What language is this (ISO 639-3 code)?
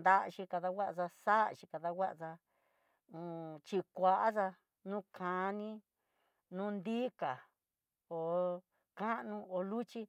mtx